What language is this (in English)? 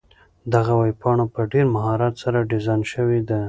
Pashto